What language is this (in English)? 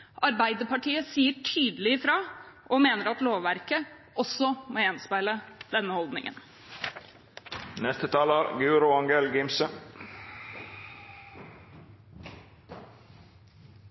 Norwegian Bokmål